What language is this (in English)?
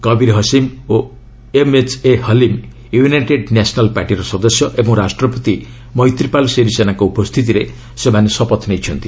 Odia